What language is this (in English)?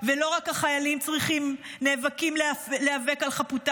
Hebrew